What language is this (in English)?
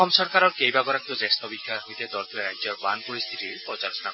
Assamese